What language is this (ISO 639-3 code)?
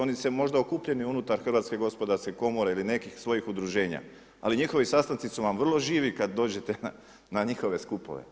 hrv